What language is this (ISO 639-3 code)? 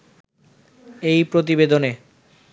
ben